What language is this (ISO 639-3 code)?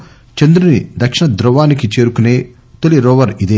tel